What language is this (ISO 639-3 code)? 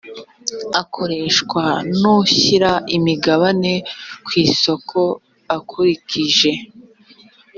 kin